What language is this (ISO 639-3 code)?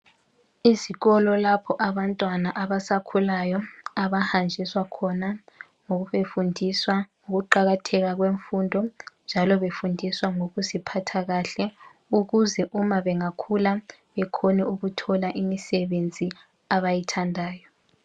nde